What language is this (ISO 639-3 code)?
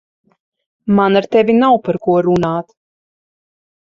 lav